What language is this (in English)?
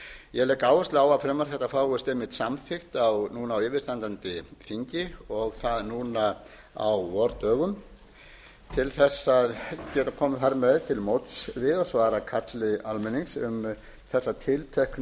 Icelandic